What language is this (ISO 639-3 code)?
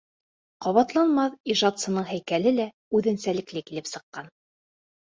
bak